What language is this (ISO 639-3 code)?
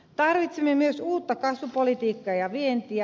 fin